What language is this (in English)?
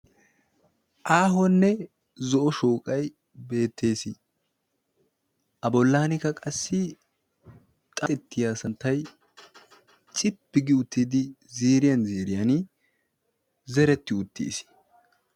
Wolaytta